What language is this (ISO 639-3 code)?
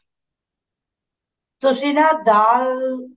pan